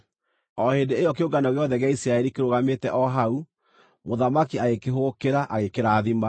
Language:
Kikuyu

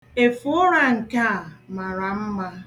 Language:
Igbo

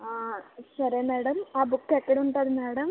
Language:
Telugu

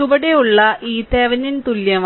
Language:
Malayalam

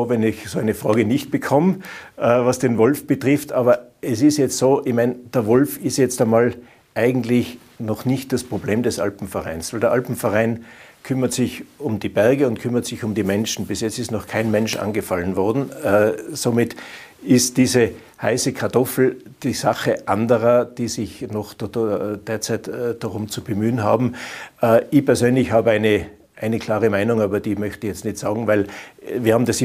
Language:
German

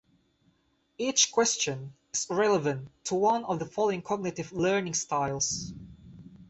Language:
English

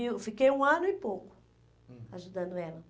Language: Portuguese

